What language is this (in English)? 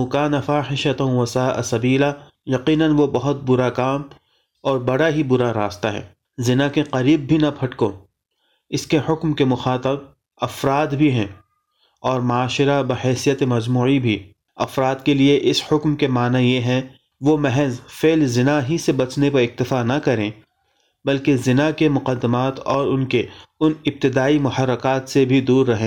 Urdu